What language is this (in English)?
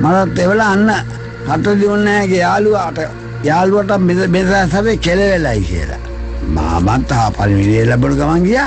Indonesian